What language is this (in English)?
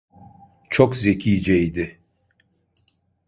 Turkish